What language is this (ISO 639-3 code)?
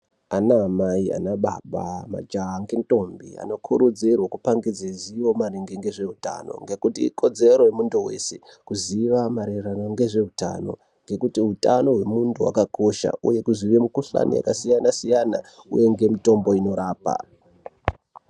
ndc